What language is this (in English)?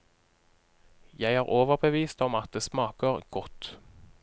Norwegian